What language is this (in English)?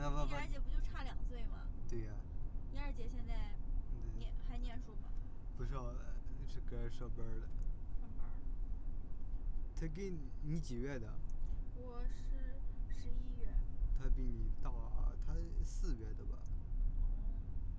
Chinese